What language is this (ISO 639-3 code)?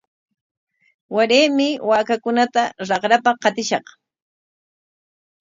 qwa